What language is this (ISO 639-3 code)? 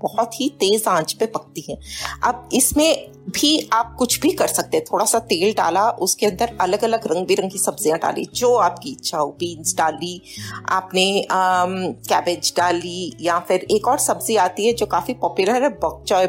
hin